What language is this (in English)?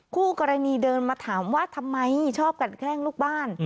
Thai